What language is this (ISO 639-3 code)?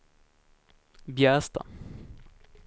swe